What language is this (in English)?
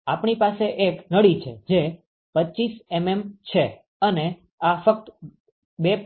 Gujarati